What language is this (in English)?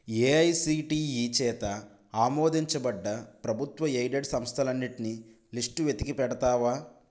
Telugu